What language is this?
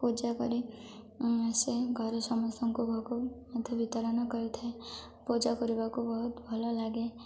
Odia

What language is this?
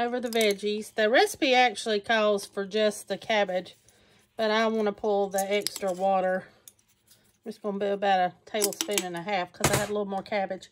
English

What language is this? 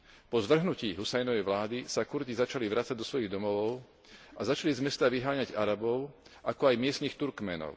Slovak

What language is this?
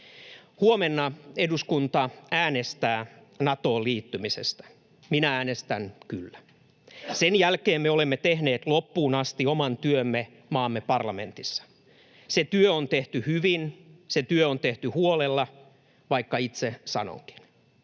Finnish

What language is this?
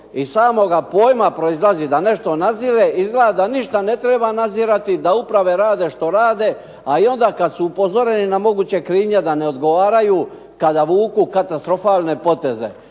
Croatian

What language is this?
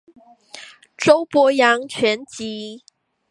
Chinese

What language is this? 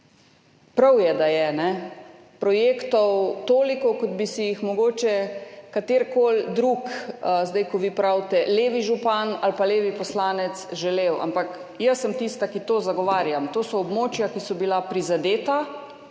Slovenian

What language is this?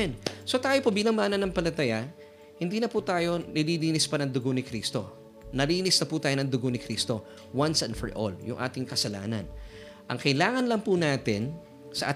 Filipino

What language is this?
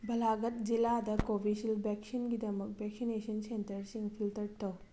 Manipuri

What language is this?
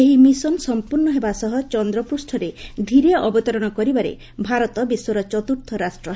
Odia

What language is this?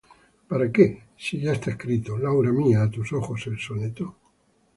Spanish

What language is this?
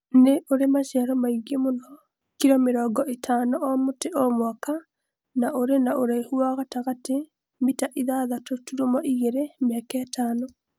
Kikuyu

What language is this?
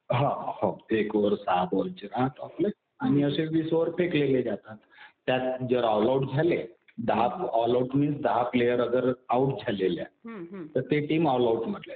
Marathi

